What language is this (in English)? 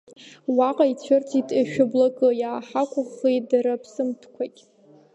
Abkhazian